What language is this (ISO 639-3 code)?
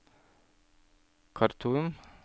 nor